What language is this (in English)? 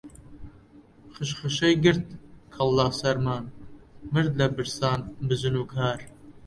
Central Kurdish